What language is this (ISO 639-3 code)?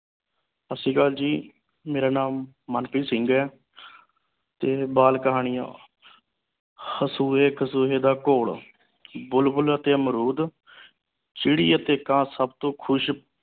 pan